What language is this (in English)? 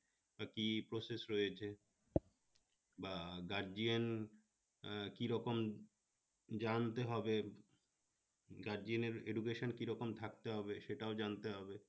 Bangla